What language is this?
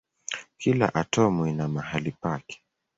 Swahili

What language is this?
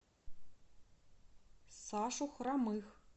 Russian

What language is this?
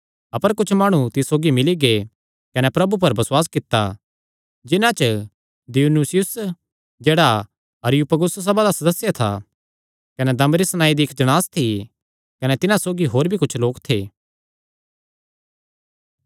Kangri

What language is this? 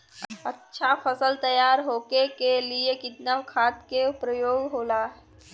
Bhojpuri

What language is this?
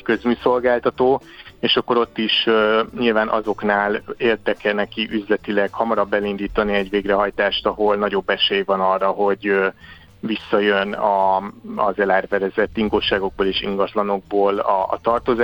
Hungarian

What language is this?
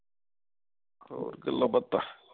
Punjabi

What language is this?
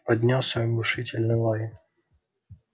Russian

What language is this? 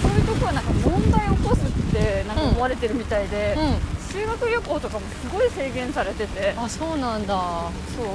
Japanese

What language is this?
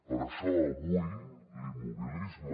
Catalan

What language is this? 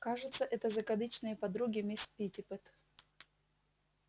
Russian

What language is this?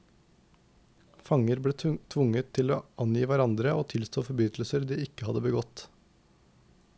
Norwegian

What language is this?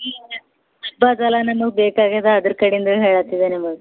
Kannada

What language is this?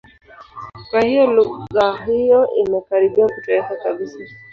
Swahili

